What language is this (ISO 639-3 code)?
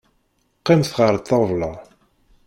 kab